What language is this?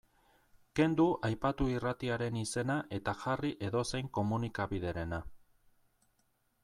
Basque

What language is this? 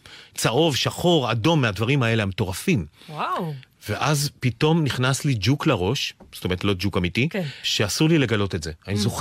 Hebrew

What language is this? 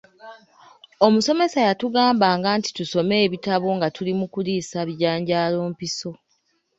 Ganda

